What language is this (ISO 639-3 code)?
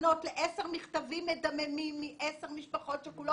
heb